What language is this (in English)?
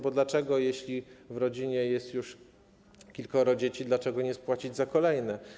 Polish